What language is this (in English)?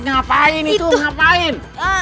Indonesian